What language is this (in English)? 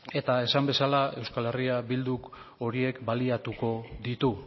Basque